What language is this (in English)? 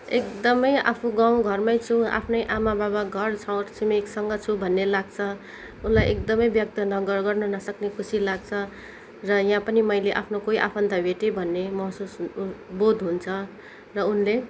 Nepali